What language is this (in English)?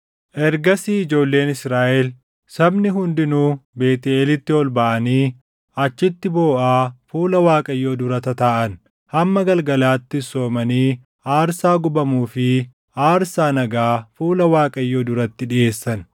Oromo